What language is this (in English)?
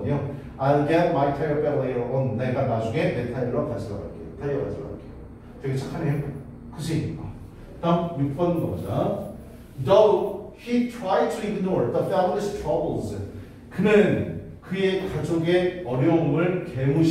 Korean